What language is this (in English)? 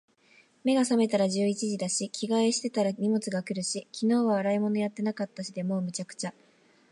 Japanese